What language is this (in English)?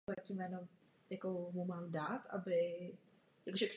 Czech